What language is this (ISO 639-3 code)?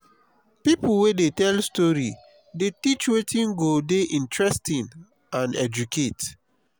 pcm